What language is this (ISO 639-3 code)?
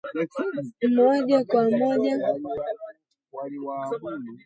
swa